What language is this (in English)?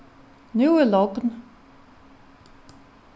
Faroese